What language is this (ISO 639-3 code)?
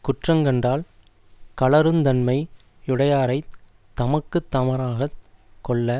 tam